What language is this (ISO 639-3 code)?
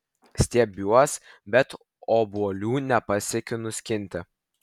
lit